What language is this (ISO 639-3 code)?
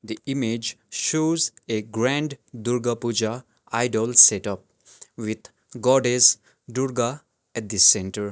eng